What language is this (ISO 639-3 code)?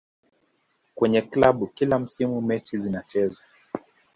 swa